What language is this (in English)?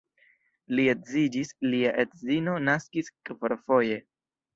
Esperanto